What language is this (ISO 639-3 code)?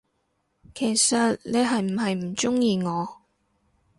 yue